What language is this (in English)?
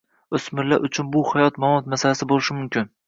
Uzbek